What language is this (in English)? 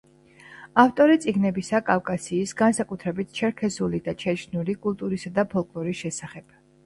Georgian